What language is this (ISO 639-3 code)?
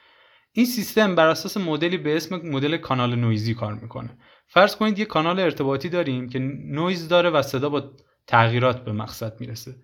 fas